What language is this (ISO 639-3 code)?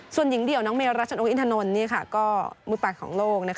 tha